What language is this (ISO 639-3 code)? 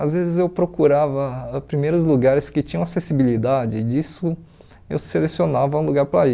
por